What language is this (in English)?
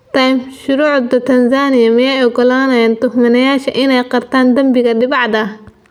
Somali